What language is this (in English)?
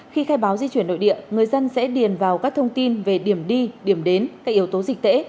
Vietnamese